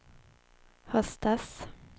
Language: Swedish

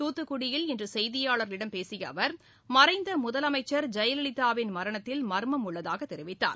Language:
Tamil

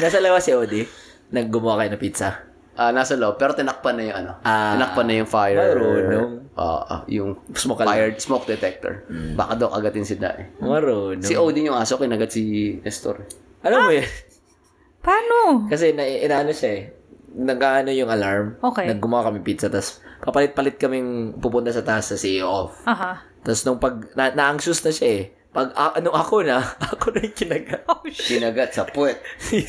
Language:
Filipino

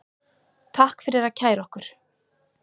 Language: Icelandic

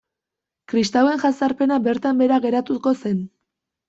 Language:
Basque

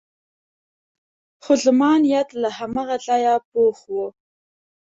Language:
Pashto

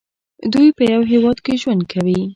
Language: Pashto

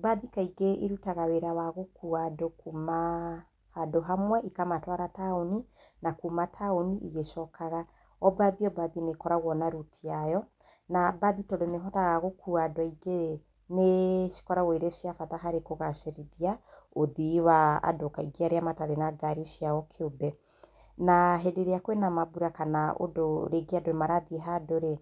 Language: Kikuyu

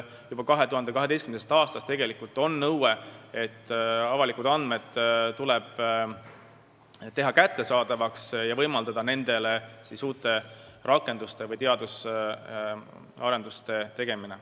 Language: Estonian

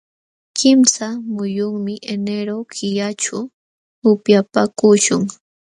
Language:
Jauja Wanca Quechua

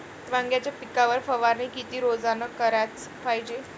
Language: Marathi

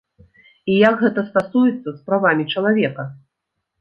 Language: Belarusian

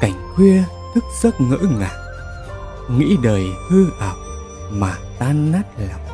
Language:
Vietnamese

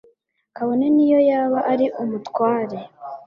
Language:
Kinyarwanda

